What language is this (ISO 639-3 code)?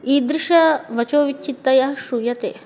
san